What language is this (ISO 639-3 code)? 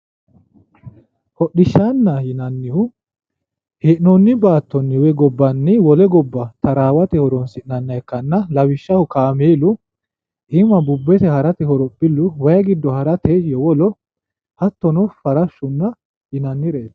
sid